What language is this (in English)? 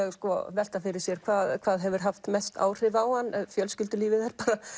Icelandic